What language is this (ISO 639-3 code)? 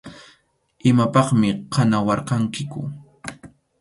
qxu